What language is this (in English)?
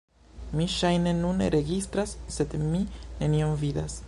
Esperanto